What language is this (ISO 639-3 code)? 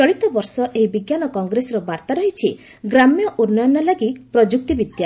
ori